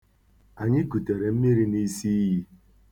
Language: Igbo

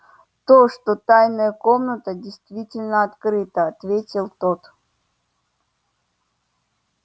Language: Russian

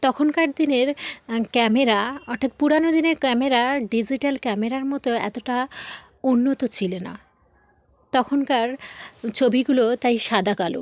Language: Bangla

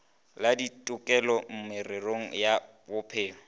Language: Northern Sotho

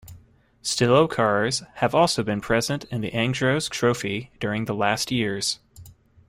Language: English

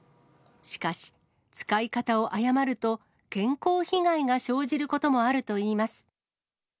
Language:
Japanese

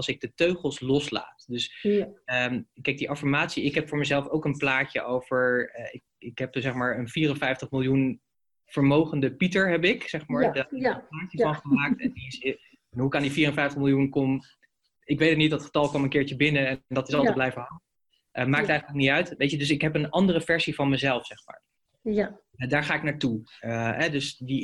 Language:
Dutch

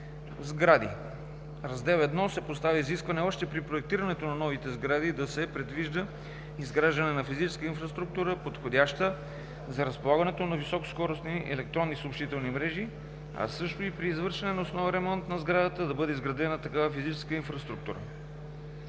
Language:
Bulgarian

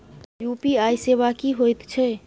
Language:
Maithili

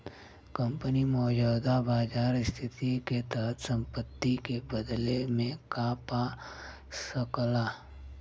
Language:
Bhojpuri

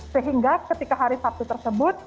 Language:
Indonesian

